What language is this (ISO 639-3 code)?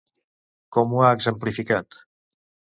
cat